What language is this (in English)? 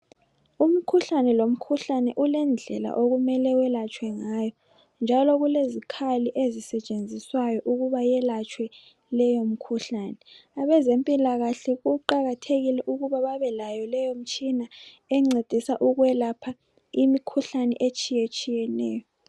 North Ndebele